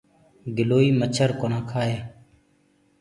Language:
Gurgula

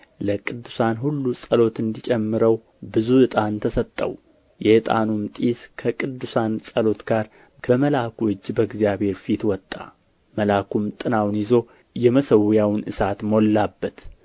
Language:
Amharic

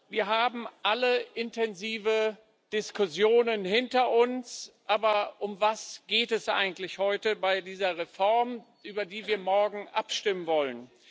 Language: German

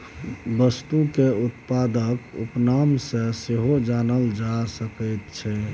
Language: Maithili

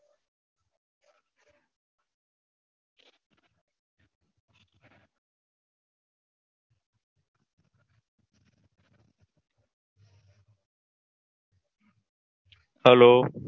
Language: Gujarati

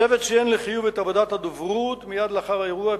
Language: Hebrew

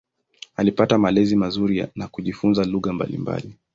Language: Swahili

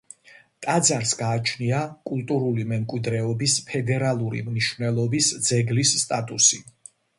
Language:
Georgian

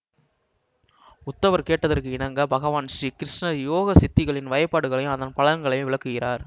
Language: Tamil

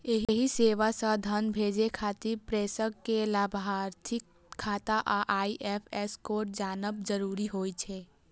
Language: Maithili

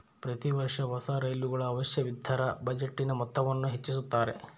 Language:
Kannada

